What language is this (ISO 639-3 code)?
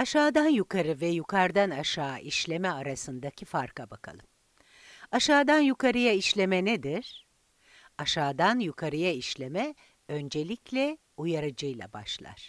tur